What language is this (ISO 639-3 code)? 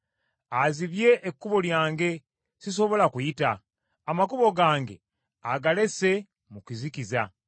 lug